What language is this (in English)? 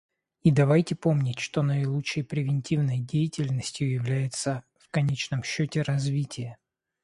Russian